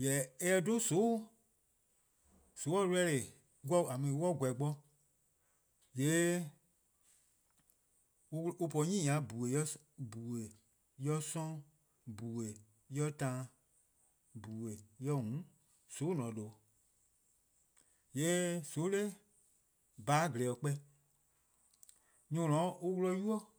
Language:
Eastern Krahn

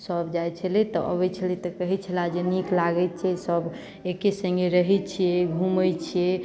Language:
Maithili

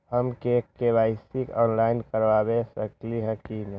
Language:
Magahi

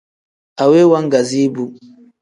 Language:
Tem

